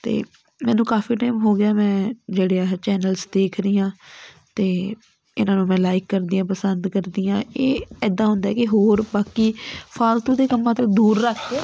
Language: Punjabi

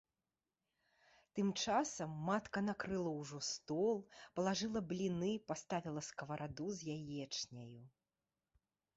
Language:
Belarusian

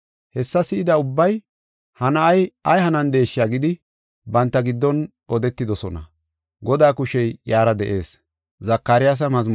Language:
Gofa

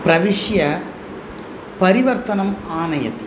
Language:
Sanskrit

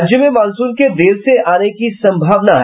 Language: Hindi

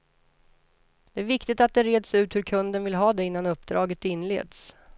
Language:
Swedish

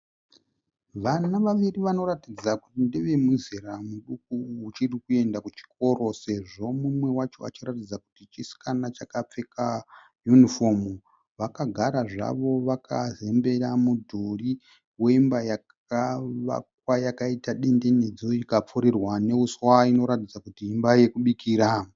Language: Shona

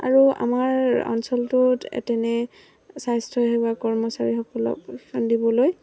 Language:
Assamese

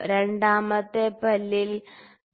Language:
Malayalam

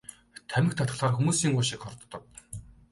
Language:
Mongolian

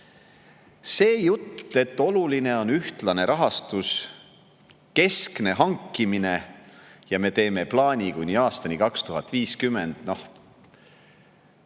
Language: Estonian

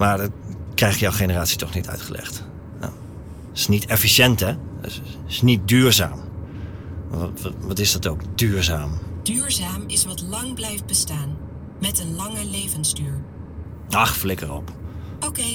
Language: Dutch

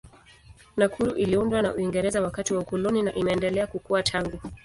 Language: Swahili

